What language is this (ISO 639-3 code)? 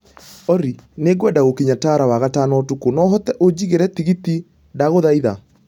kik